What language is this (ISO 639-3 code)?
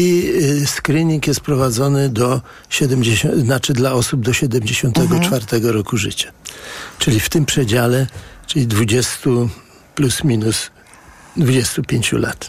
pol